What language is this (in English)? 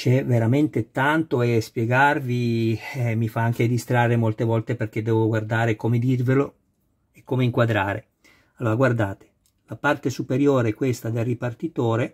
Italian